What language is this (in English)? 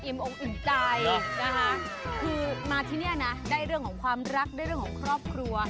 Thai